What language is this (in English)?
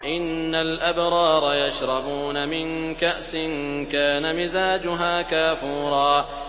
Arabic